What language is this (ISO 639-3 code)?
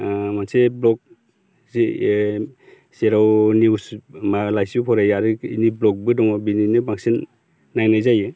brx